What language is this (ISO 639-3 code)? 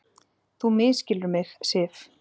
isl